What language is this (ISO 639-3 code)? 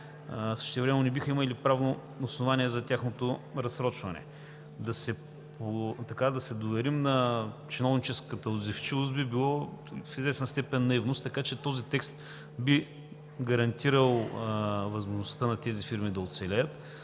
bul